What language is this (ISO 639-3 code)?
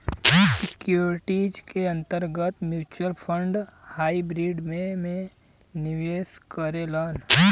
bho